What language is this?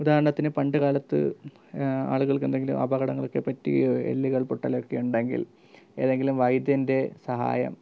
Malayalam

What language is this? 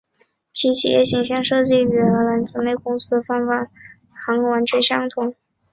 Chinese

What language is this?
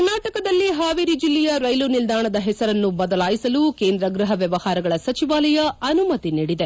Kannada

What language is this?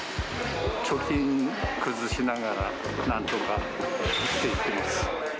Japanese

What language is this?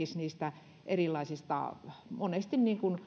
Finnish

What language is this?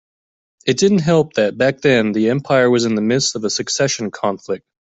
English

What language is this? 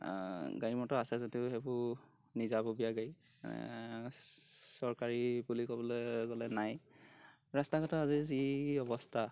Assamese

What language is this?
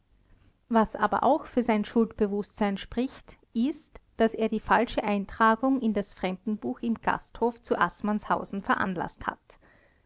German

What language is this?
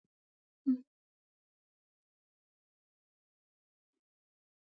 Pashto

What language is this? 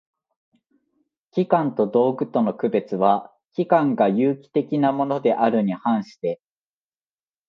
Japanese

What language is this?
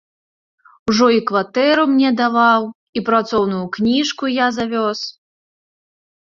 Belarusian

